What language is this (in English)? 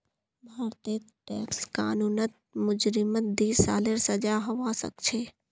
Magahi